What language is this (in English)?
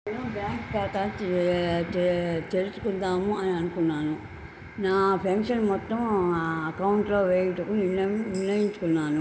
Telugu